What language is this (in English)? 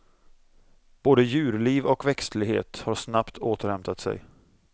Swedish